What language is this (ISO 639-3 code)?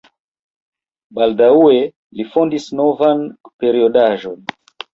epo